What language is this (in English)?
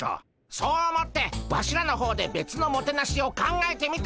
Japanese